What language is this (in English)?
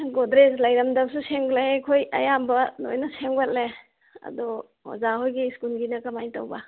Manipuri